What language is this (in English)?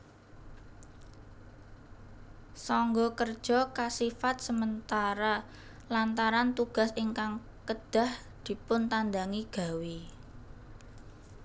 Javanese